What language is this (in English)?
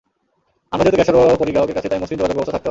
Bangla